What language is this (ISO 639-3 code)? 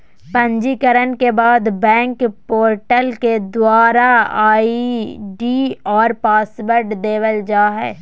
mag